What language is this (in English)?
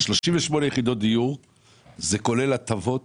Hebrew